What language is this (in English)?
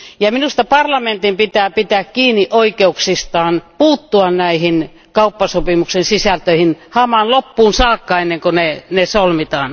Finnish